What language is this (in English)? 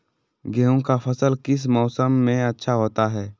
Magahi